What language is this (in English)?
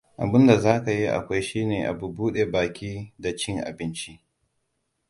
Hausa